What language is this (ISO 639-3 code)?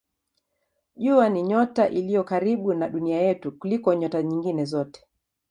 swa